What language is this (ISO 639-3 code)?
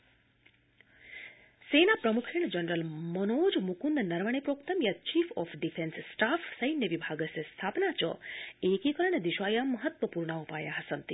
san